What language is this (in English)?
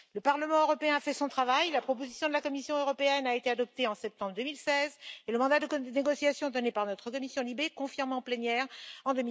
French